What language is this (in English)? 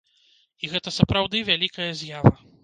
Belarusian